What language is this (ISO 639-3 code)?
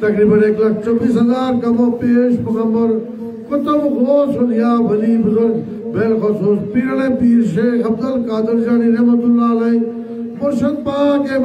tur